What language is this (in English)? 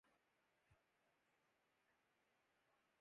Urdu